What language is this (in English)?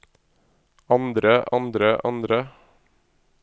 Norwegian